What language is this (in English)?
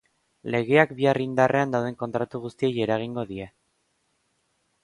Basque